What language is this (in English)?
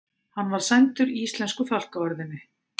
Icelandic